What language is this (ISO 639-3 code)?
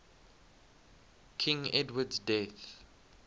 eng